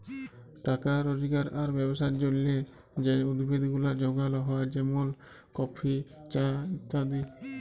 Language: Bangla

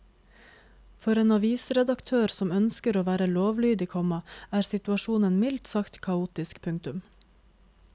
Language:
Norwegian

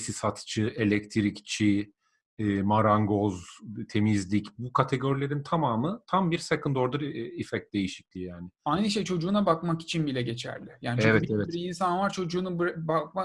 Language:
Turkish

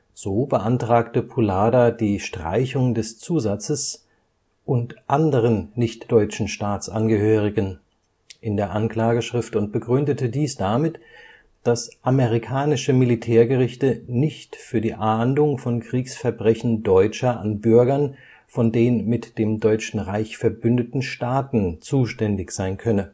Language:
German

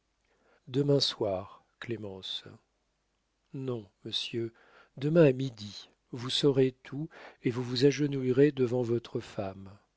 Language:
French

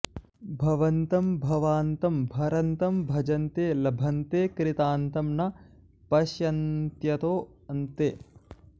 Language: Sanskrit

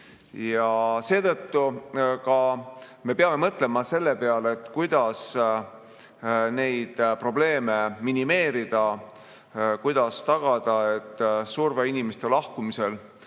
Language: Estonian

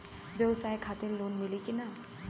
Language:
Bhojpuri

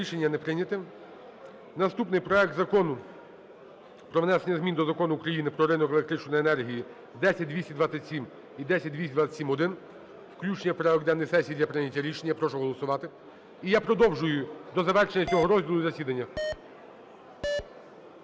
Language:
Ukrainian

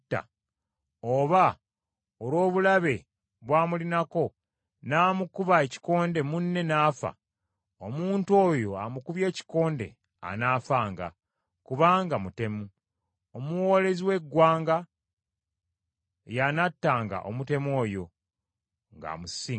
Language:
Ganda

